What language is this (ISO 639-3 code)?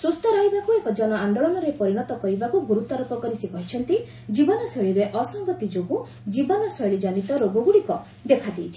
ori